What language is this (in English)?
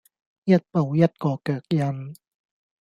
Cantonese